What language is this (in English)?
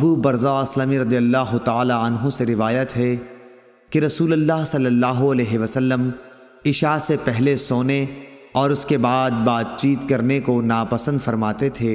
Urdu